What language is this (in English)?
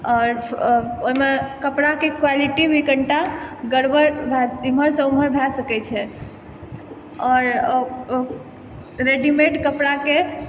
Maithili